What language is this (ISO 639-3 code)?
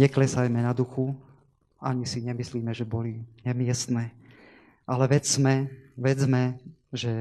slk